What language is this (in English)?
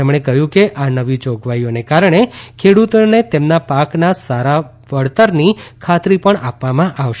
Gujarati